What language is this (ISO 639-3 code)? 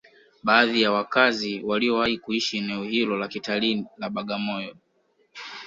swa